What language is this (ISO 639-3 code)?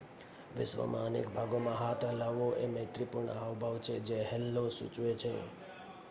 guj